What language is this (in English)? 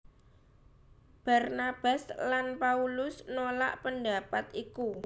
Javanese